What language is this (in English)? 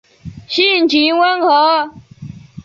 Chinese